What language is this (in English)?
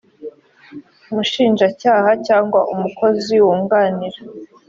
Kinyarwanda